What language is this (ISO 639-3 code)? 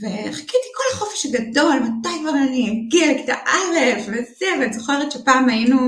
heb